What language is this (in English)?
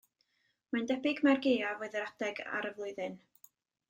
Welsh